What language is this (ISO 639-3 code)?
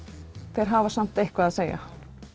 isl